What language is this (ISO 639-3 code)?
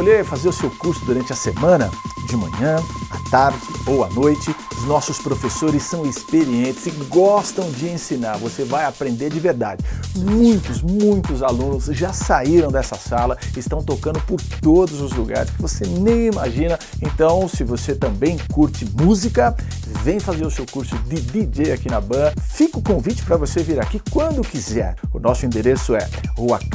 por